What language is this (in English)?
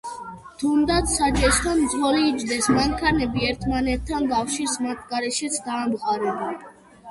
Georgian